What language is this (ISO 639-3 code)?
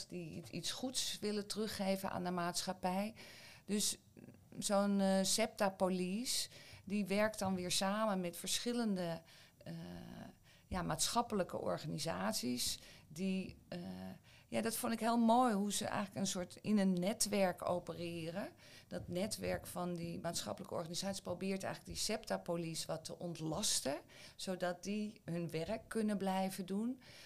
nld